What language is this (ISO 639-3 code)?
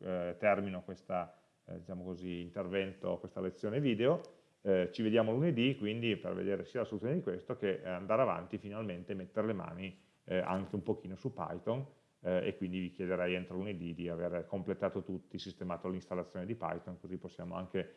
ita